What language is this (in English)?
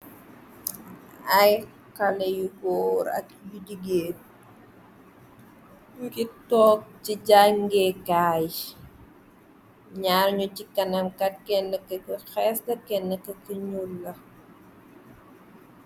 Wolof